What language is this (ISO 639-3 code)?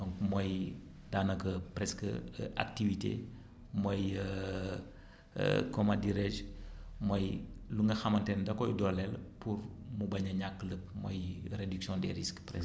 wol